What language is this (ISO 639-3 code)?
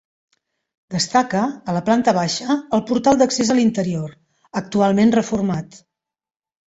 cat